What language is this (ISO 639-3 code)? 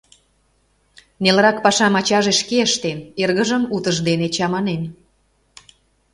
chm